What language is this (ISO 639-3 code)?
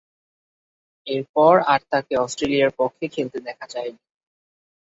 ben